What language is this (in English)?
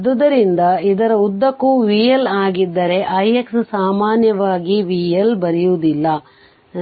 Kannada